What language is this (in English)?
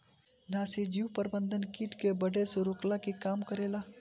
Bhojpuri